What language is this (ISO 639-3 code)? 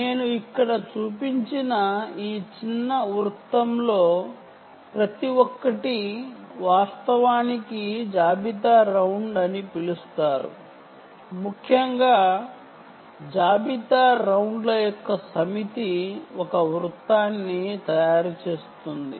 tel